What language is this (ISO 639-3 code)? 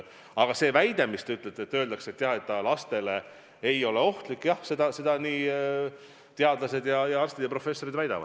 est